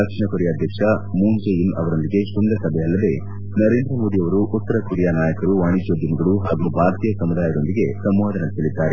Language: Kannada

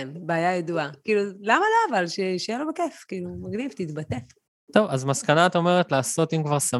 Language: Hebrew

